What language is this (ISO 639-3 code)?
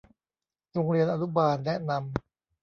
tha